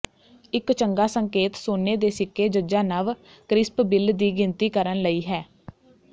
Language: Punjabi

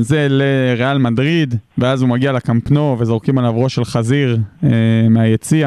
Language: Hebrew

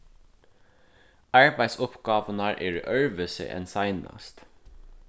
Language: Faroese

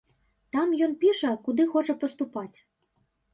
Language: Belarusian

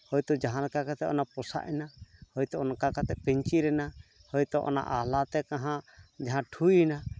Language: Santali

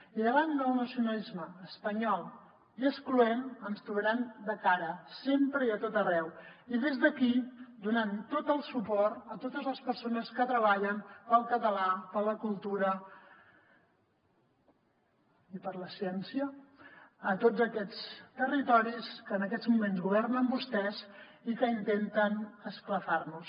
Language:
Catalan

